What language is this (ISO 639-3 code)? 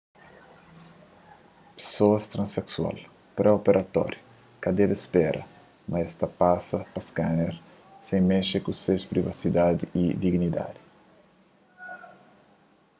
kea